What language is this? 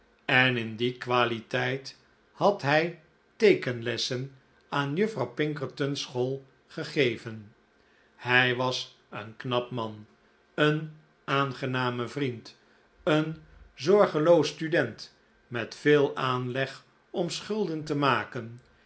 Dutch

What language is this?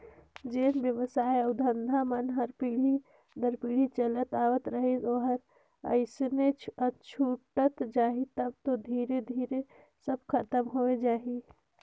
Chhattisgarhi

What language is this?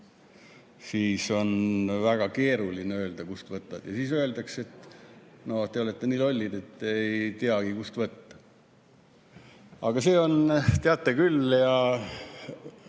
Estonian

